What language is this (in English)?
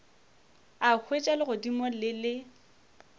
Northern Sotho